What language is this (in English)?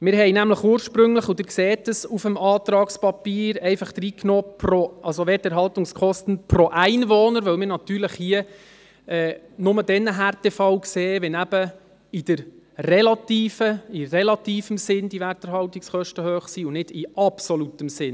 Swiss German